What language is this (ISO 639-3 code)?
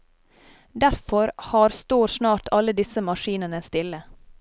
nor